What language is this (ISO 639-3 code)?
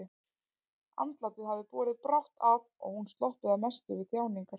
isl